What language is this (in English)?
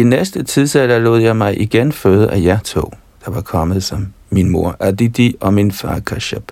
Danish